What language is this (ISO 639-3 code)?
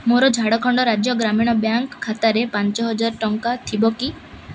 ori